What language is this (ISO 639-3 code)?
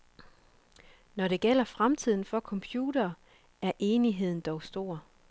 dan